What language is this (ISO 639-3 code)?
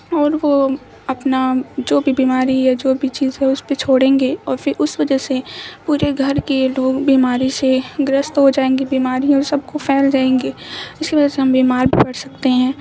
urd